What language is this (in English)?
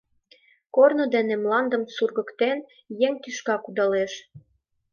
Mari